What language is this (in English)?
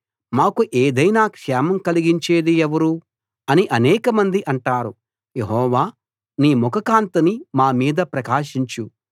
Telugu